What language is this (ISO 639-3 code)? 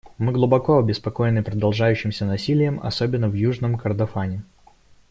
rus